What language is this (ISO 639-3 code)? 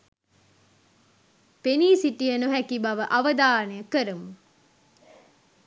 sin